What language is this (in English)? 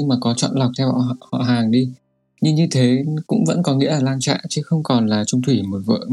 Vietnamese